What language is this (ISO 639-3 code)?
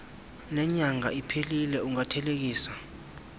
xho